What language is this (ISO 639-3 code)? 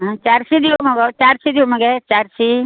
kok